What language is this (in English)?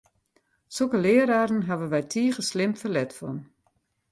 Western Frisian